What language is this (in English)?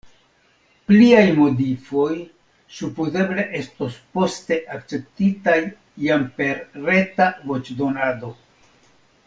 Esperanto